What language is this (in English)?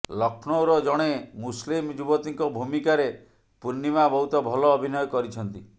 Odia